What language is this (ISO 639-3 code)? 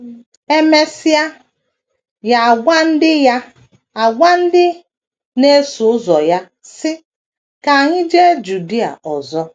ibo